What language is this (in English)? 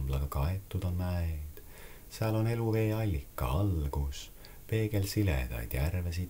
Romanian